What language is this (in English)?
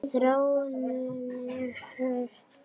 Icelandic